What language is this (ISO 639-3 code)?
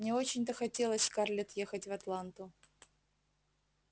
rus